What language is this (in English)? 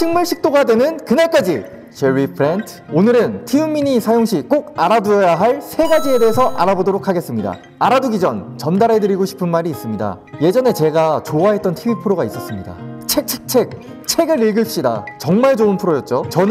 Korean